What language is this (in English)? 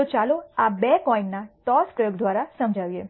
Gujarati